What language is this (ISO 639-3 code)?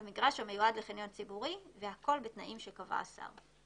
heb